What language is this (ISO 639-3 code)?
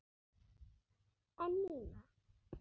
isl